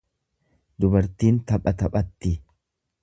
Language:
Oromo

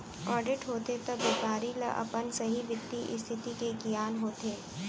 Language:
Chhattisgarhi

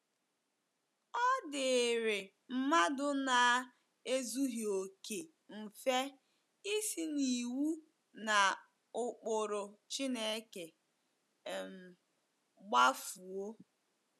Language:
Igbo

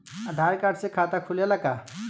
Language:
Bhojpuri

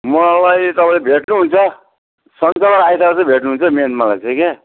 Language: Nepali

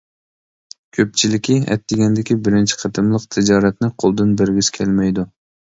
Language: Uyghur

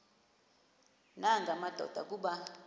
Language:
Xhosa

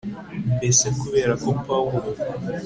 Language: Kinyarwanda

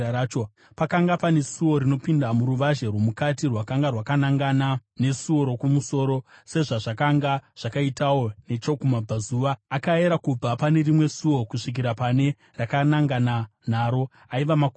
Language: Shona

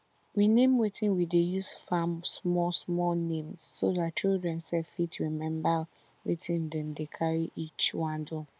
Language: Nigerian Pidgin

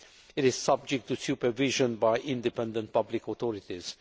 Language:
English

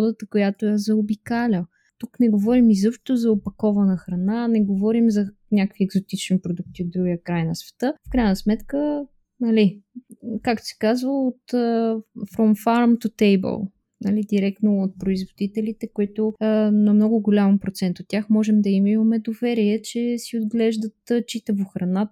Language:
Bulgarian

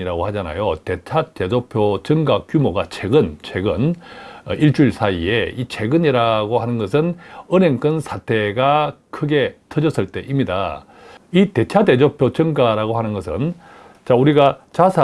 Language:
Korean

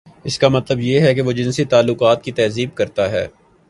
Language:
Urdu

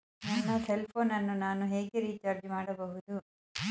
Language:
Kannada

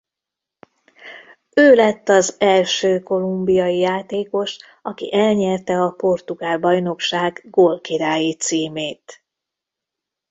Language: Hungarian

